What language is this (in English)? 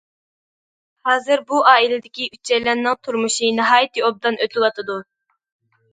Uyghur